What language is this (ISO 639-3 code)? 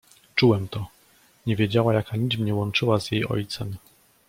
pol